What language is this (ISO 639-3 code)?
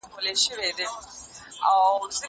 pus